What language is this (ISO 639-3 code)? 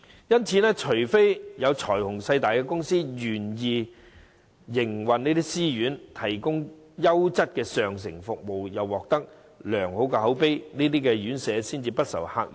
yue